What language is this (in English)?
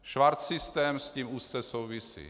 Czech